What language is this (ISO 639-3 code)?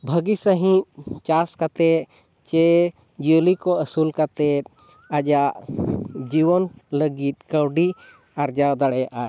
sat